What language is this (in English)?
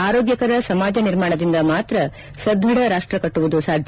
Kannada